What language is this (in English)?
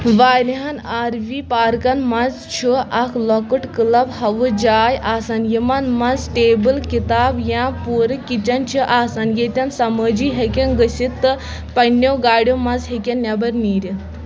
Kashmiri